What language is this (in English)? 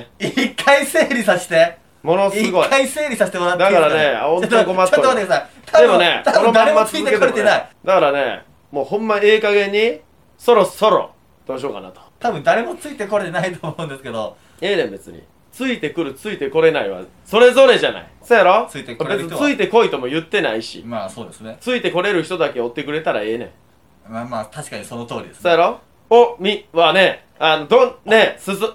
Japanese